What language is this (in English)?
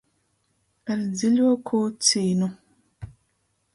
Latgalian